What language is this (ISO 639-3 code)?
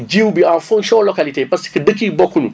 wol